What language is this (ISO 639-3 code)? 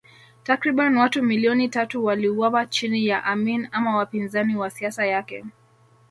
swa